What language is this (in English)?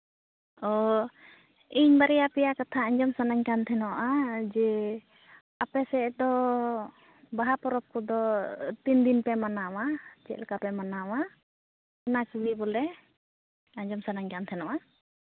Santali